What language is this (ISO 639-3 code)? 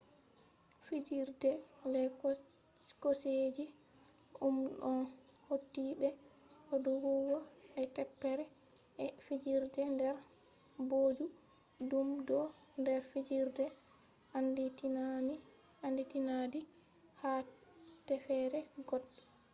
ful